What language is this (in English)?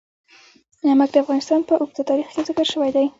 Pashto